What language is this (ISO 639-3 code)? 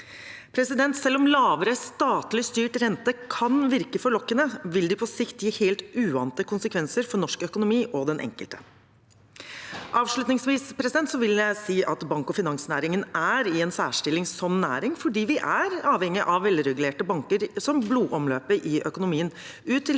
nor